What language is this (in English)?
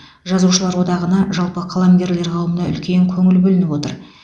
Kazakh